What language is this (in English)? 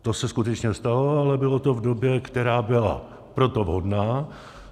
Czech